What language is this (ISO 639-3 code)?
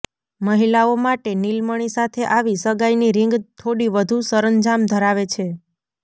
guj